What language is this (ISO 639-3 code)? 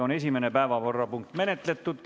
est